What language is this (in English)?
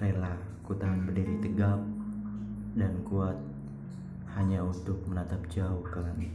Malay